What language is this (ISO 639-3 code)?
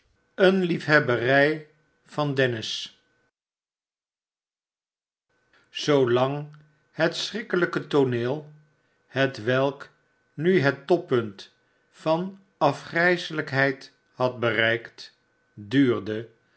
nld